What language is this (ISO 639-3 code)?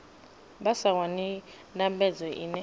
ven